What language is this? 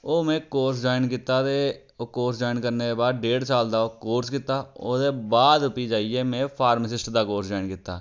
Dogri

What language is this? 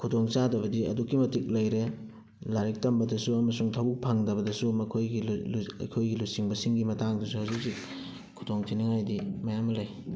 Manipuri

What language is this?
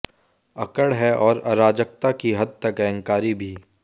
Hindi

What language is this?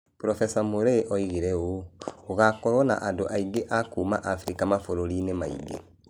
Kikuyu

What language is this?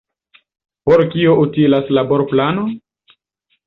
Esperanto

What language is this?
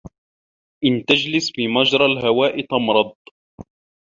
Arabic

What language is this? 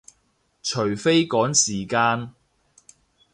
Cantonese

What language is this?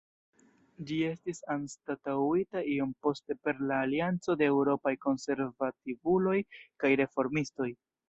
Esperanto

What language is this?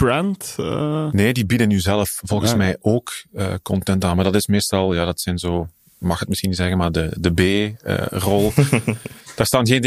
Dutch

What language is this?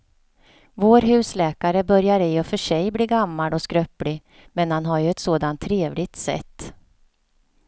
Swedish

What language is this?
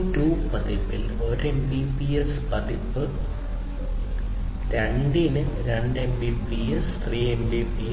Malayalam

